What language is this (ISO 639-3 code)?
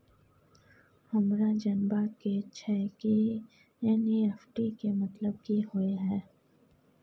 mai